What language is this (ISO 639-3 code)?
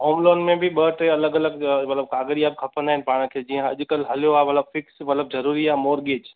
snd